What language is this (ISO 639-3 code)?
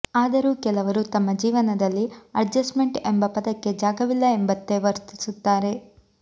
kan